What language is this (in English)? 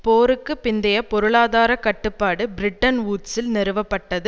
Tamil